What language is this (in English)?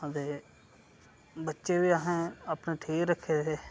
Dogri